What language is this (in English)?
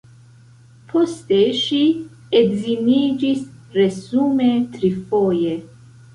Esperanto